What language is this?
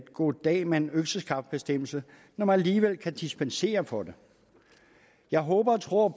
Danish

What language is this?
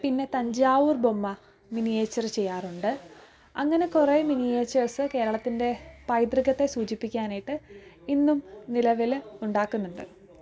Malayalam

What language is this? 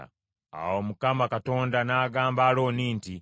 Ganda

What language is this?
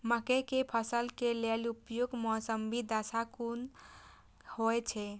Maithili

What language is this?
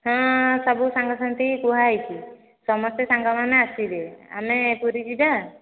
Odia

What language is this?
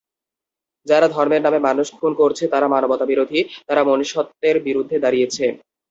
Bangla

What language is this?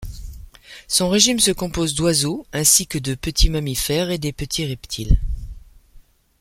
French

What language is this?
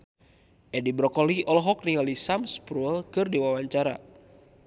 Sundanese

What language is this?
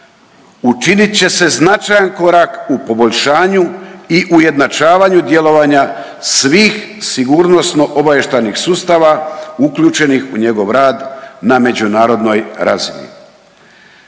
Croatian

